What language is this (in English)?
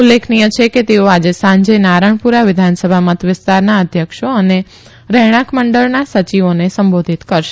Gujarati